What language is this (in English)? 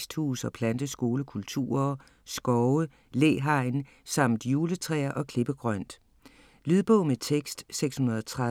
Danish